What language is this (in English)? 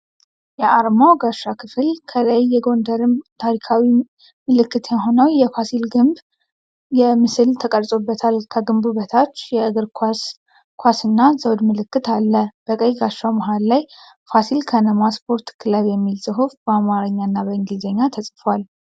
Amharic